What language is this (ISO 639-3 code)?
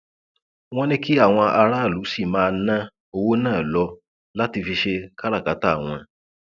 yor